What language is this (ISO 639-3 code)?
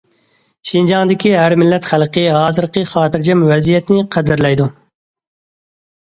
uig